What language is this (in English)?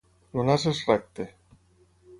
Catalan